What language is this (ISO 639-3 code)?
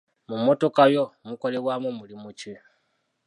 lug